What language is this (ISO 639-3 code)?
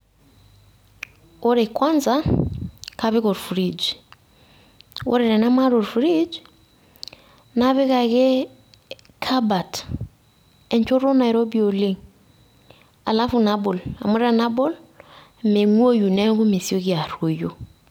mas